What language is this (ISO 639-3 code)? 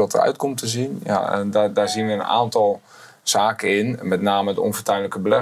nld